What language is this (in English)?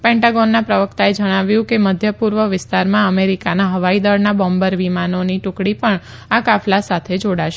Gujarati